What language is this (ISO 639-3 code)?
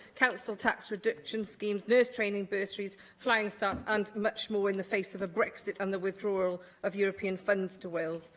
eng